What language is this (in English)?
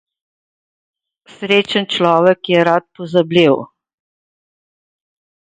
Slovenian